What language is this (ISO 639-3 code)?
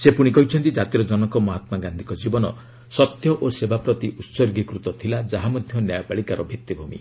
ori